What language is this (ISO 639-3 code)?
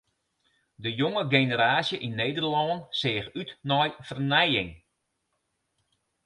fry